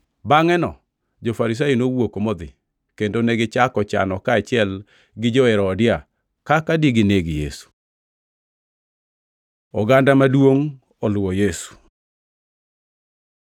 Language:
Luo (Kenya and Tanzania)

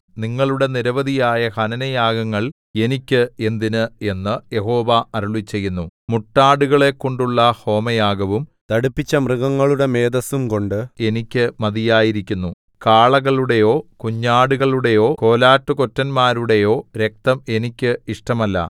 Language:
Malayalam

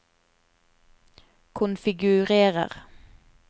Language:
Norwegian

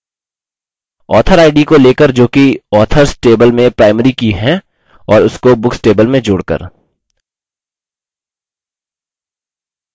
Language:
Hindi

